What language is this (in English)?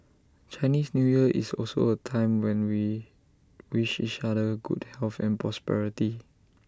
English